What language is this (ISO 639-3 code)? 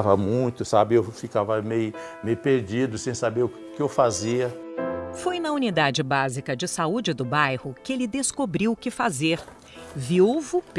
por